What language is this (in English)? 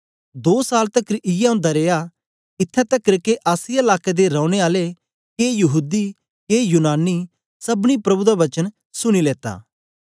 Dogri